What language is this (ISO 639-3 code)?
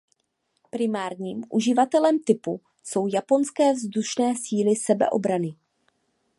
ces